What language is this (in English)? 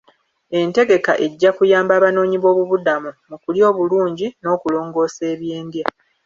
Ganda